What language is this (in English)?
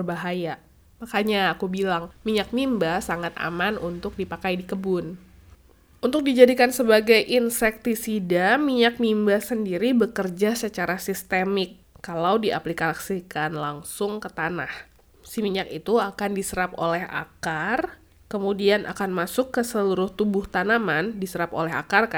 Indonesian